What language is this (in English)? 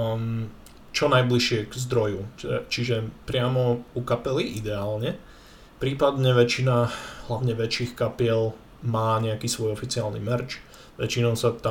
Slovak